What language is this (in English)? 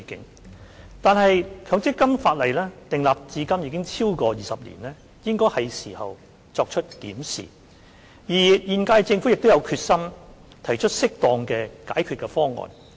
Cantonese